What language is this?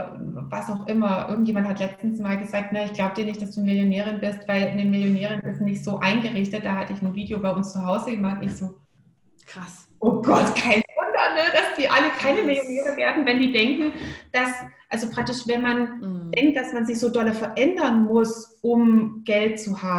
German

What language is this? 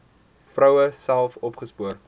Afrikaans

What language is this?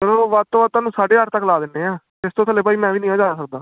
Punjabi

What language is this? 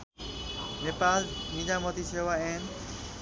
Nepali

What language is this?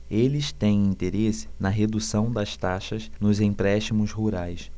Portuguese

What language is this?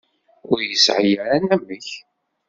Kabyle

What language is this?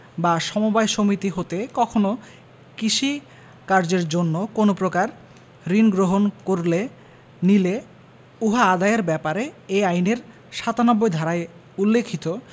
Bangla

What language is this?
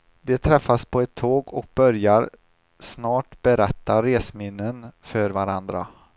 Swedish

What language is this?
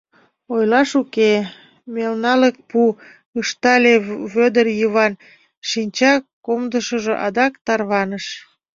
Mari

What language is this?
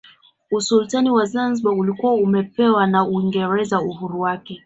Swahili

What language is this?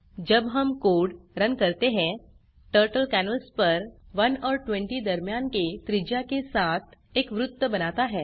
Hindi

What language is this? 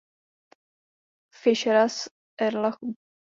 Czech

